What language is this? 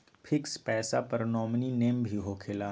Magahi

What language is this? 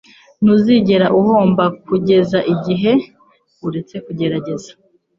Kinyarwanda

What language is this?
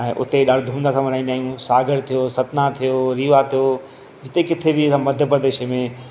Sindhi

